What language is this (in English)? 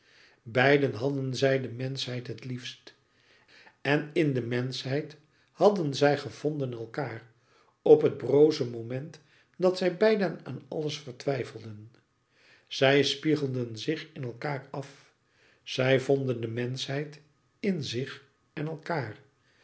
Dutch